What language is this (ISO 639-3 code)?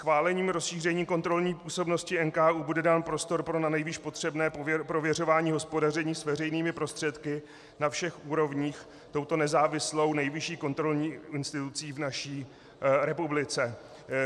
ces